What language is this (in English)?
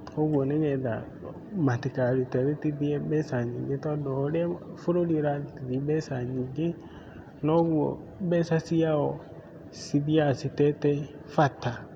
Kikuyu